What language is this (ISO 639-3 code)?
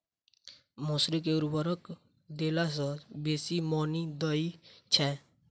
mai